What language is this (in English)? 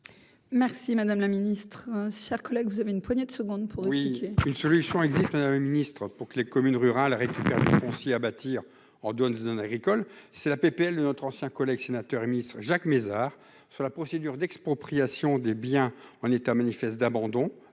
French